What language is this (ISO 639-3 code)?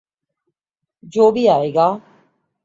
urd